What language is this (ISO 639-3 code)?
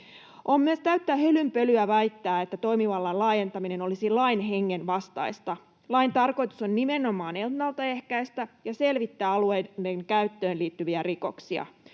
fin